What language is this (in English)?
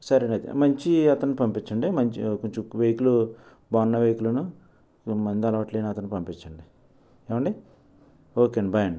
Telugu